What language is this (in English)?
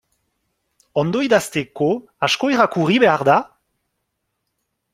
Basque